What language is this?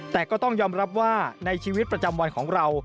Thai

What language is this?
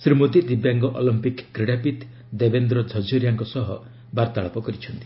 Odia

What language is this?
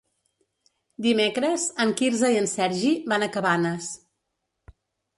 Catalan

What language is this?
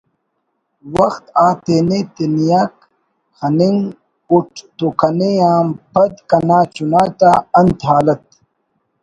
Brahui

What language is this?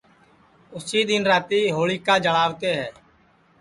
Sansi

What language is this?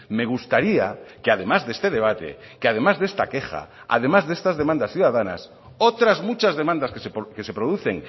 Spanish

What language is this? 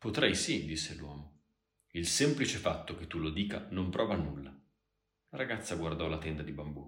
Italian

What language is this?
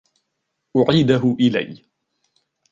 Arabic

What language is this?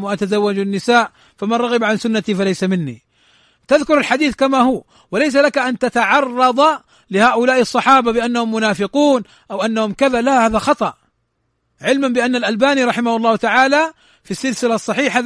Arabic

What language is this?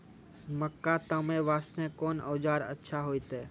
Maithili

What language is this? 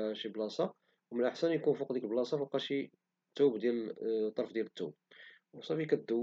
Moroccan Arabic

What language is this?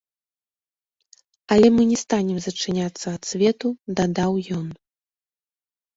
Belarusian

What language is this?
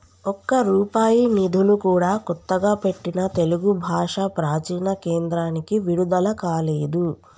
Telugu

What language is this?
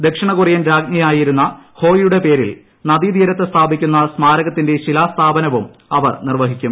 Malayalam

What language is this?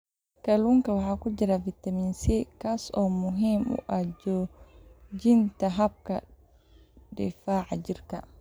Somali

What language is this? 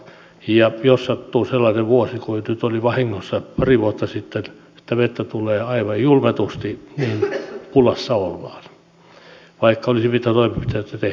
Finnish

